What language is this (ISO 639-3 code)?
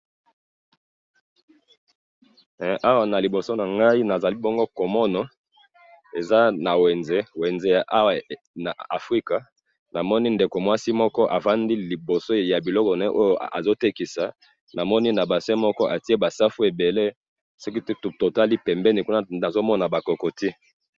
lin